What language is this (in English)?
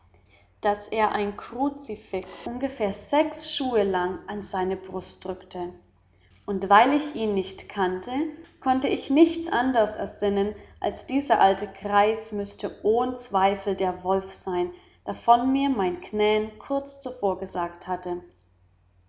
German